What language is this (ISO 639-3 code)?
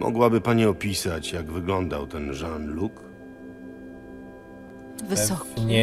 pol